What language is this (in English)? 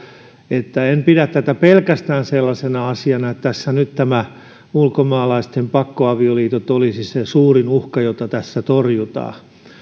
Finnish